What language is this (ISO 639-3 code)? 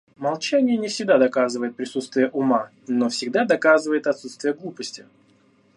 rus